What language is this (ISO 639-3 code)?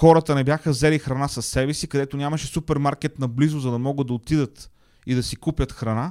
bul